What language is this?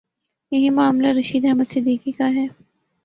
Urdu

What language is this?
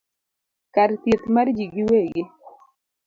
Luo (Kenya and Tanzania)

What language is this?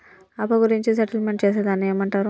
Telugu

